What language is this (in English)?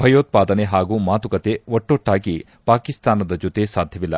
Kannada